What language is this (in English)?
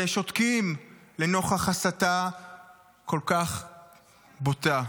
Hebrew